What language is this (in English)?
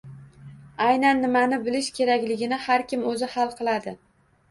Uzbek